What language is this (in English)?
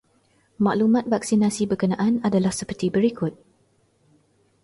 Malay